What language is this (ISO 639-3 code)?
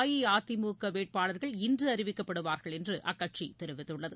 tam